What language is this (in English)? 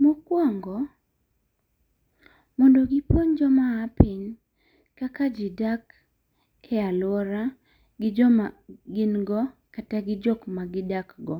Luo (Kenya and Tanzania)